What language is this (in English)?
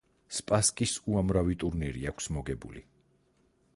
Georgian